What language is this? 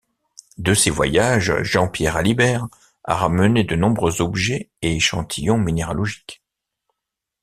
French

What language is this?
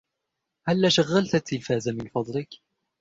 Arabic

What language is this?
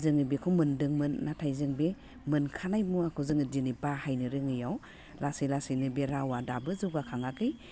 Bodo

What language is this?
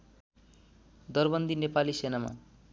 Nepali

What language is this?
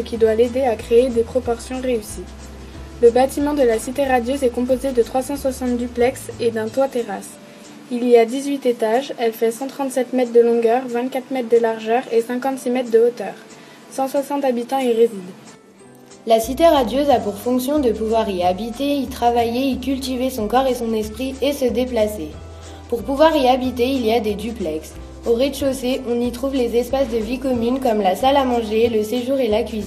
French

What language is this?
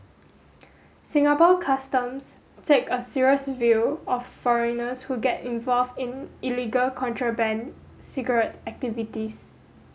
English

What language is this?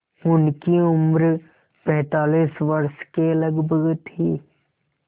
Hindi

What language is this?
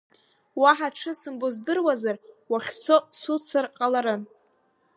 Abkhazian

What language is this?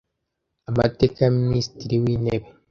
Kinyarwanda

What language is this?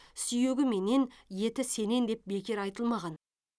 Kazakh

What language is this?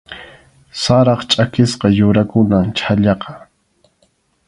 Arequipa-La Unión Quechua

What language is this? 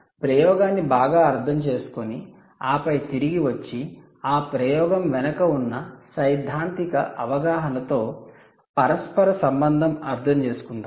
Telugu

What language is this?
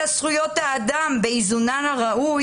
Hebrew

